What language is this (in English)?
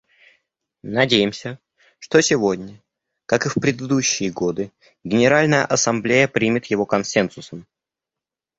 Russian